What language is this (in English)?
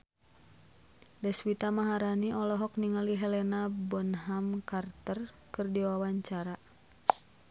Sundanese